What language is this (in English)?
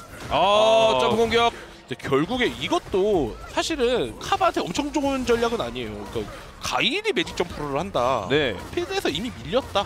Korean